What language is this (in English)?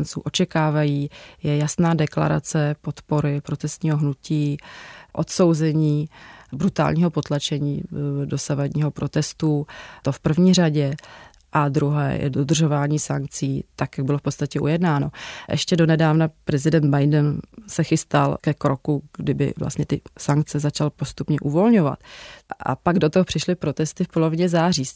Czech